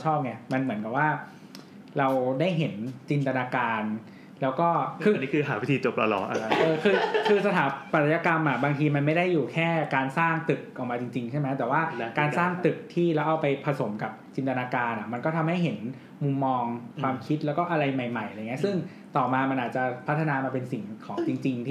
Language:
Thai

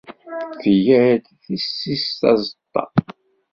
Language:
Kabyle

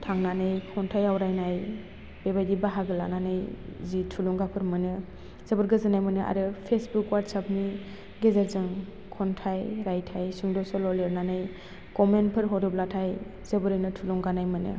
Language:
Bodo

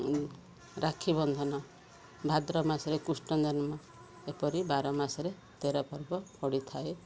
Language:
Odia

